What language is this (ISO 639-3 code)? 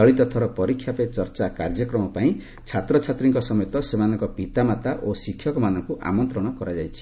ori